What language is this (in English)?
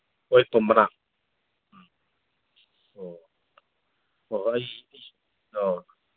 Manipuri